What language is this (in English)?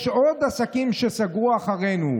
Hebrew